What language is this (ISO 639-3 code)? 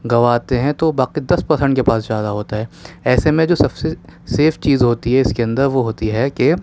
urd